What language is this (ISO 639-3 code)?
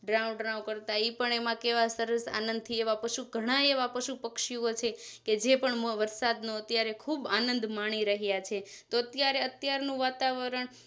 guj